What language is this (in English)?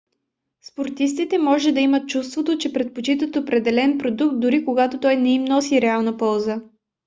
Bulgarian